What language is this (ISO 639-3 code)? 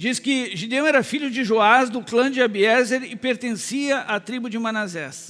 por